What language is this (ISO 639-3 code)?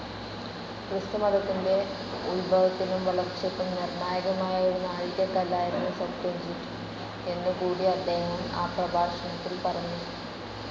mal